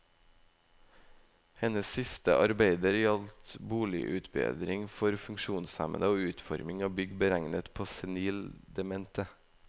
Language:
Norwegian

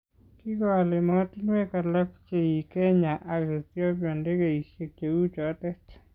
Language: Kalenjin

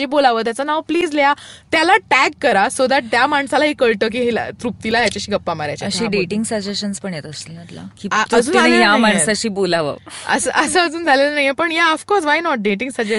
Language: Marathi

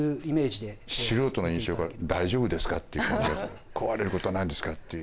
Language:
Japanese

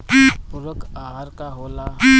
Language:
Bhojpuri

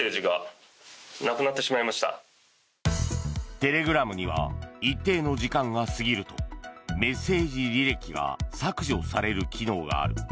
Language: Japanese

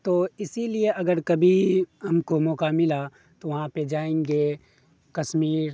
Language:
Urdu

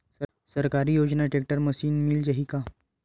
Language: Chhattisgarhi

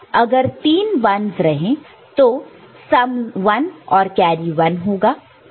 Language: Hindi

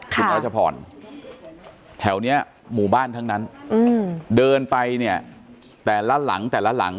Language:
Thai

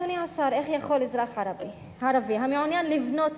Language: Hebrew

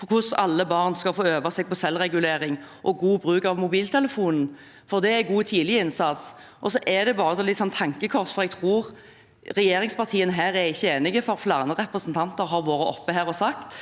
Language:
Norwegian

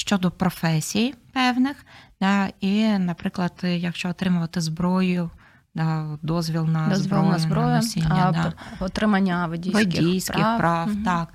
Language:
Ukrainian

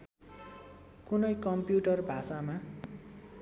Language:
Nepali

